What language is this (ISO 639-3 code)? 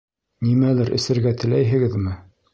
bak